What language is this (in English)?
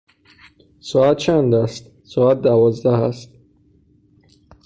Persian